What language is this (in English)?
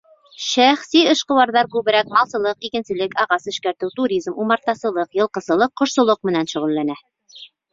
Bashkir